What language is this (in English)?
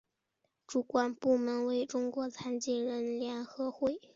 Chinese